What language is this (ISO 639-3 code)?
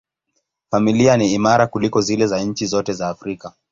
swa